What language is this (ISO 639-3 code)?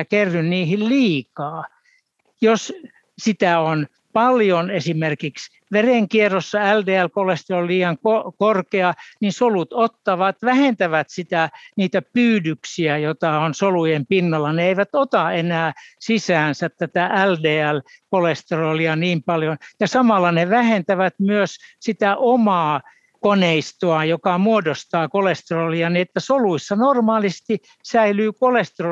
fin